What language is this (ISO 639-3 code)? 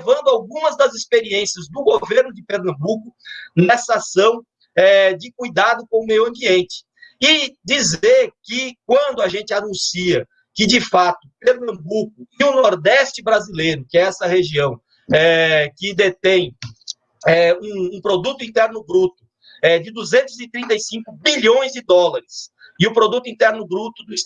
por